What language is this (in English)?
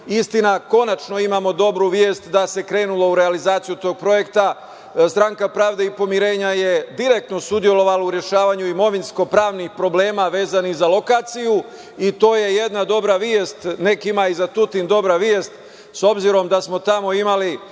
Serbian